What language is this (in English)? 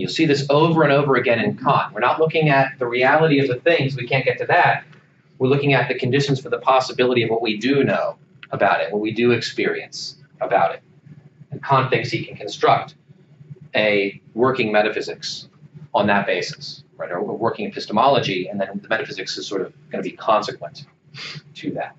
English